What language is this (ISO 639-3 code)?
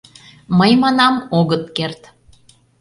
chm